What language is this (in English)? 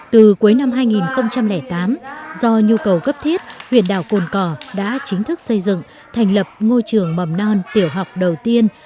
Vietnamese